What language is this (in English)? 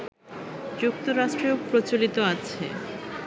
Bangla